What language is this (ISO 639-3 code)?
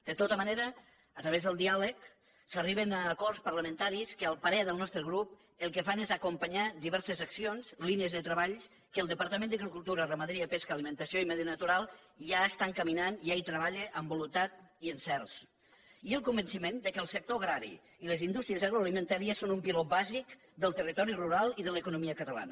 cat